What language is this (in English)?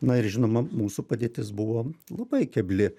Lithuanian